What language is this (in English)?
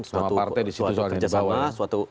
Indonesian